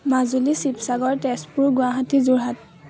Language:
Assamese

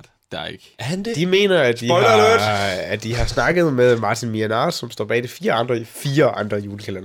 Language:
Danish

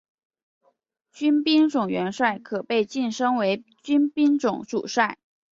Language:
Chinese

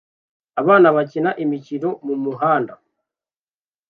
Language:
Kinyarwanda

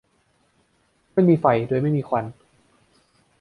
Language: Thai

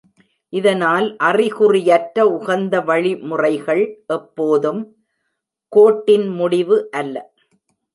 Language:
Tamil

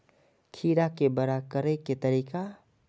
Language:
Maithili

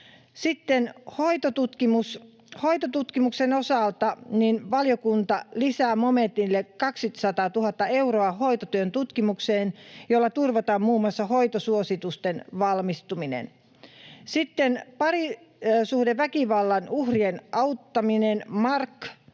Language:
Finnish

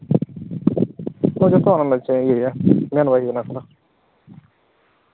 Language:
Santali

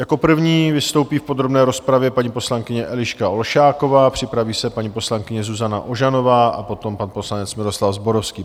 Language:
Czech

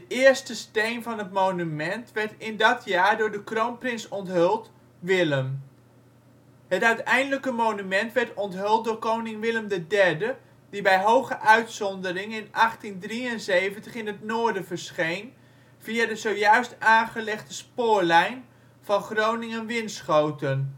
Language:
Dutch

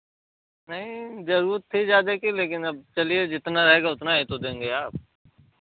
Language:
Hindi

